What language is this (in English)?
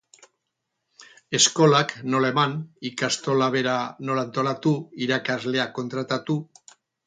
Basque